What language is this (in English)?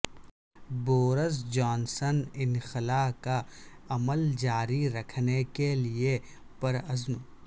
Urdu